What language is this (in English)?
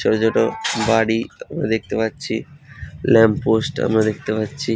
Bangla